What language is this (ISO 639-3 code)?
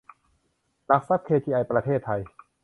tha